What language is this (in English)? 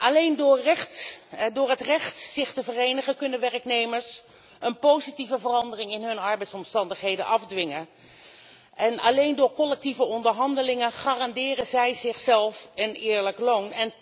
Dutch